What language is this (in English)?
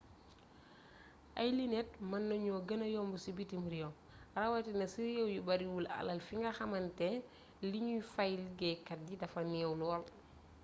Wolof